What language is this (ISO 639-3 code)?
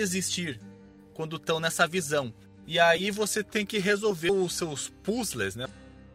por